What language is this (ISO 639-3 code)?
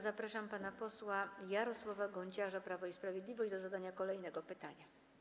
pol